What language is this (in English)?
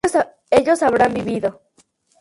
Spanish